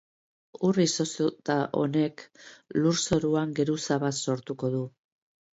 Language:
Basque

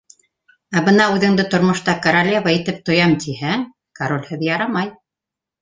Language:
Bashkir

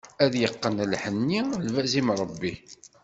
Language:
Kabyle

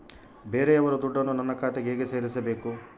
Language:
Kannada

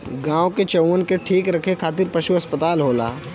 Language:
Bhojpuri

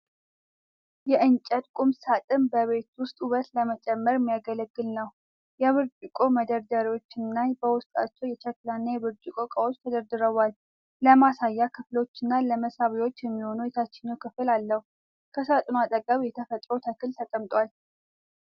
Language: Amharic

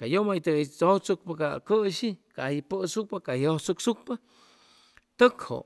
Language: Chimalapa Zoque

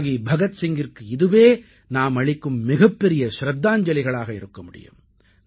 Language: Tamil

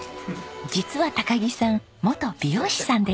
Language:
Japanese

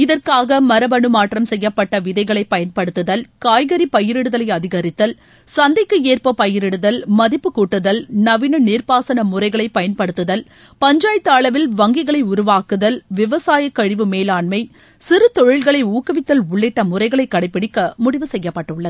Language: Tamil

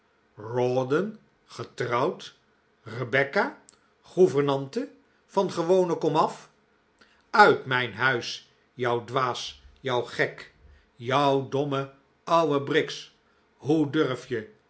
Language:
Dutch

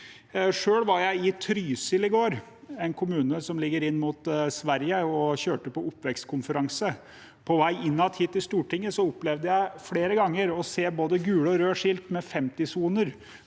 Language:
Norwegian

